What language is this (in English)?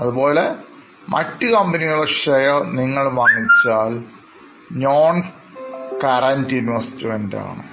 Malayalam